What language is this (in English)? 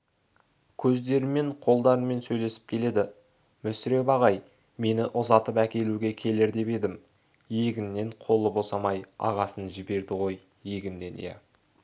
Kazakh